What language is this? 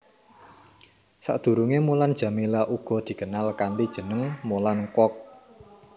Javanese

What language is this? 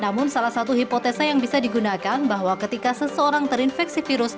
Indonesian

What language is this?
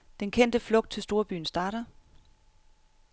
Danish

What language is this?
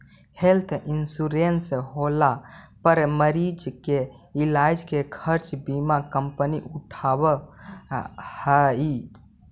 Magahi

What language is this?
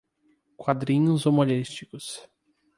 Portuguese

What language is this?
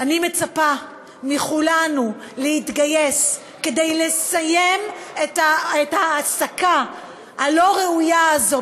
Hebrew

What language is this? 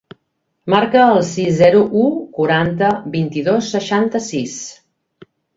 Catalan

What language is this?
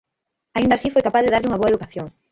Galician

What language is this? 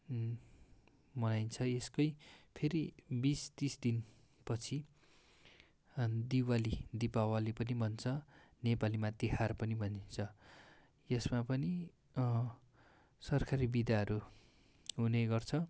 Nepali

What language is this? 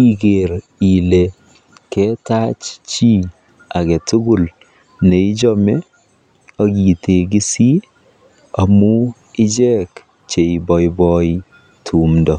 Kalenjin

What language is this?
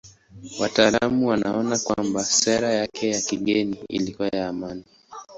Swahili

